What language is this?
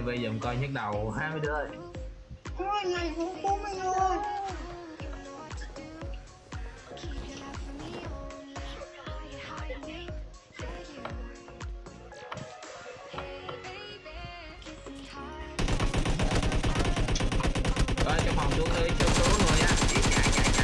Vietnamese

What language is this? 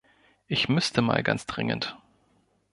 German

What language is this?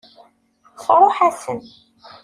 Kabyle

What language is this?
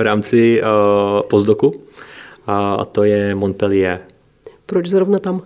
Czech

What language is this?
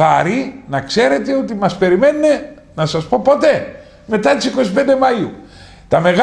Greek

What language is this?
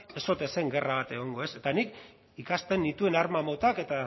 Basque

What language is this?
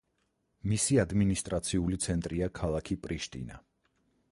Georgian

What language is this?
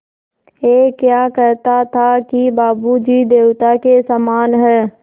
Hindi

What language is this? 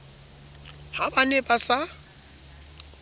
Southern Sotho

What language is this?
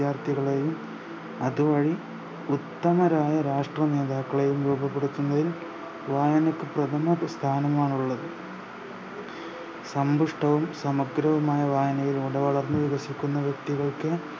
Malayalam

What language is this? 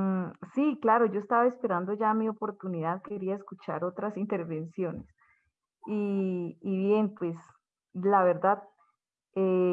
Spanish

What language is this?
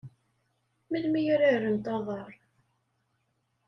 Kabyle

